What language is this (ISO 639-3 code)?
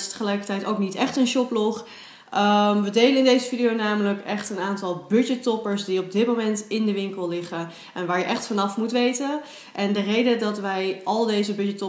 nld